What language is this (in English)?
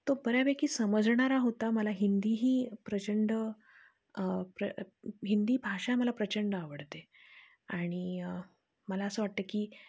Marathi